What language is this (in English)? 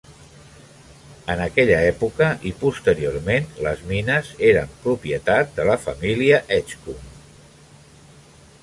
Catalan